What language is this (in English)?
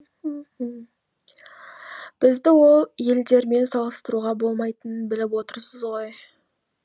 Kazakh